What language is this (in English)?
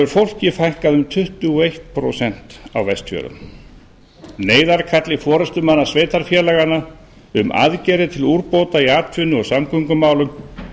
Icelandic